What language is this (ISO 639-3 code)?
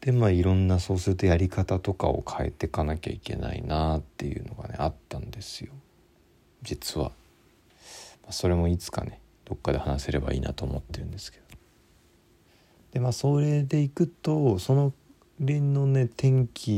jpn